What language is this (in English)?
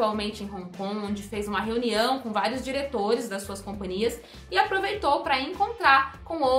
Portuguese